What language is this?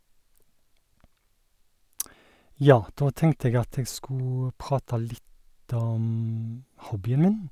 Norwegian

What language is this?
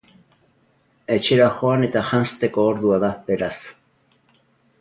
Basque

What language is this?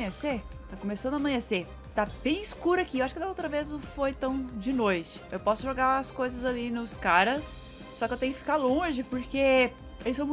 Portuguese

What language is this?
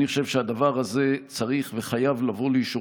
Hebrew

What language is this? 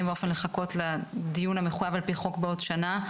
Hebrew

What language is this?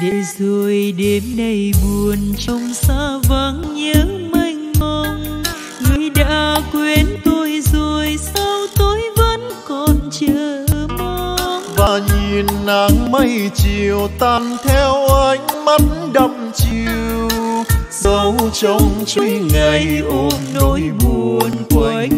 Vietnamese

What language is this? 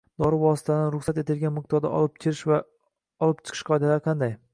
Uzbek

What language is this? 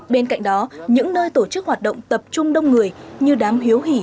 Vietnamese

